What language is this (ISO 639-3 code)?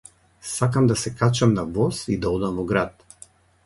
mkd